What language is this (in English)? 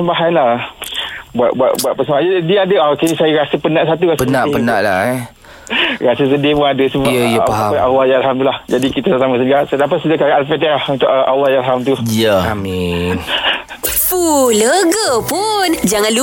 Malay